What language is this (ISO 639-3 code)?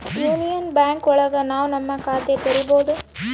kan